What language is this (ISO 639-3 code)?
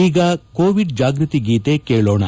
kan